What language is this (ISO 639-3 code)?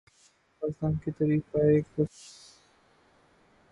urd